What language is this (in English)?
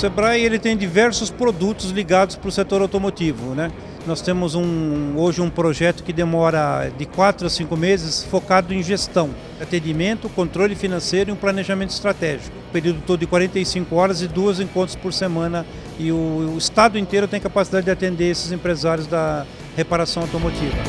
Portuguese